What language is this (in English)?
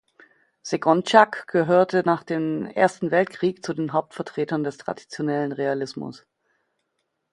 German